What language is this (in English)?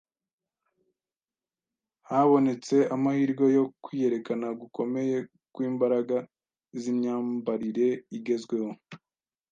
Kinyarwanda